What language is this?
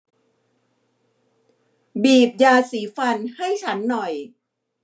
Thai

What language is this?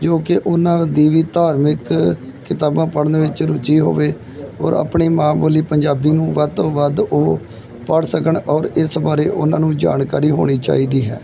Punjabi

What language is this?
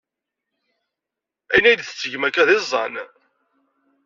Kabyle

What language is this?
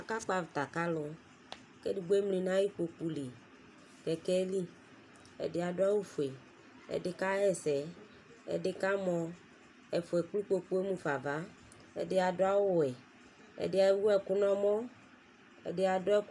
Ikposo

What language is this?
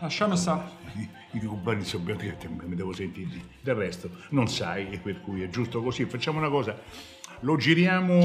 Italian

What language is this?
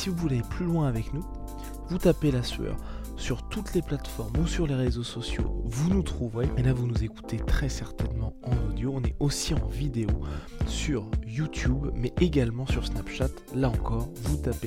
French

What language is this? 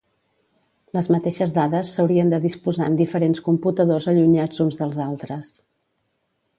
Catalan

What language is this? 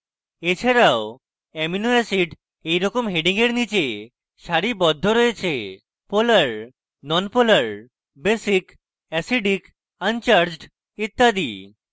Bangla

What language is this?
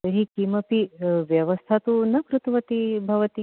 Sanskrit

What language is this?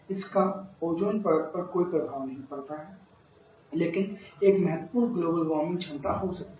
Hindi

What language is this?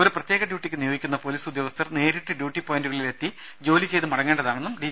Malayalam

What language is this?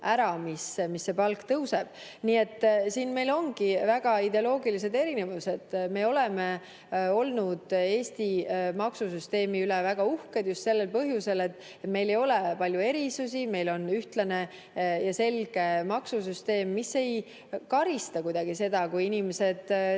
Estonian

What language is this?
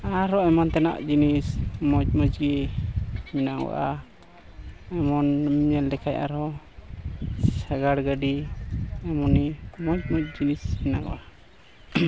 Santali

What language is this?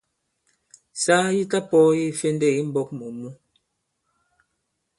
Bankon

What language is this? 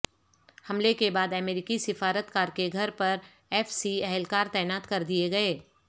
Urdu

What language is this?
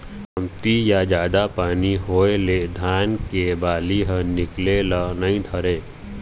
Chhattisgarhi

